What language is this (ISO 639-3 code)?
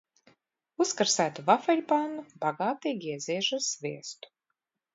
lav